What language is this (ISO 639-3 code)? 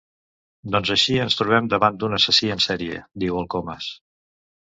cat